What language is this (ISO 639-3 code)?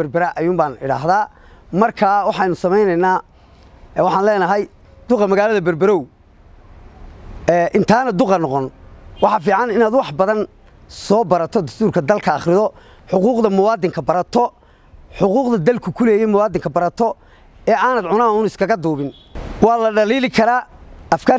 ara